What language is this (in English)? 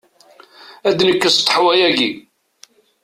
Kabyle